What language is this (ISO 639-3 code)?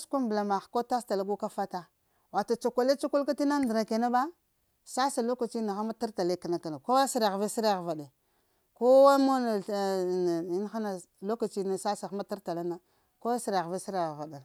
hia